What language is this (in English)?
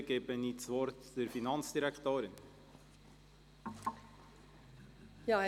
Swiss German